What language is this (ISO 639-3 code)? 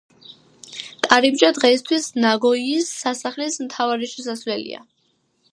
kat